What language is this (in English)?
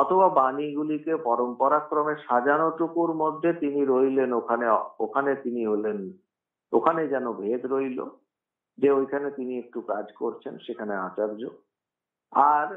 Italian